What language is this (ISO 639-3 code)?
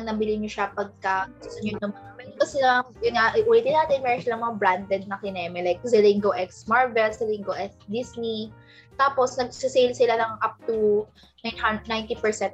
fil